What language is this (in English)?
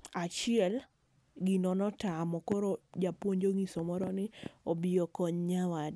Luo (Kenya and Tanzania)